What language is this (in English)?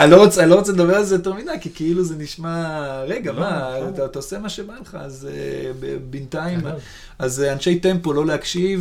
Hebrew